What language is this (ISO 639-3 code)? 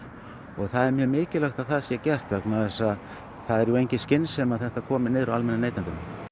isl